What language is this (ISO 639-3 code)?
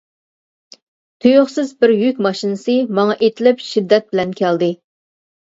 uig